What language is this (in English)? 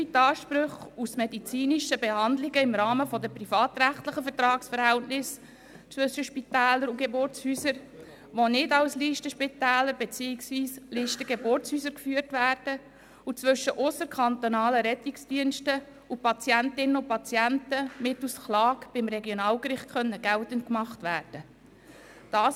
Swiss German